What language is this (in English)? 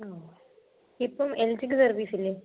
Malayalam